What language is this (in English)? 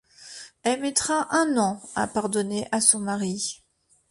French